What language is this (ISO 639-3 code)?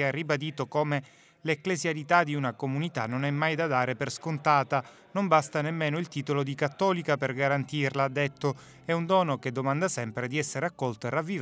ita